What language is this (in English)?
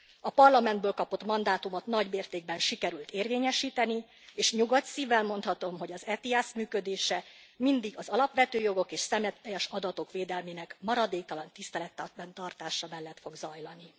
Hungarian